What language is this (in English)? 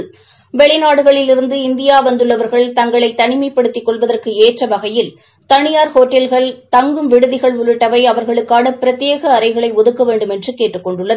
Tamil